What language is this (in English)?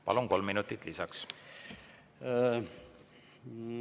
Estonian